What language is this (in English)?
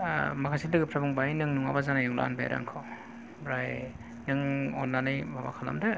Bodo